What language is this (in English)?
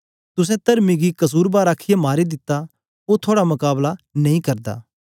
Dogri